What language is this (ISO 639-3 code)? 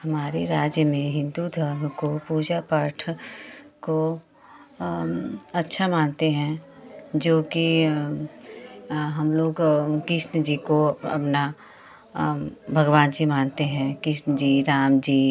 hin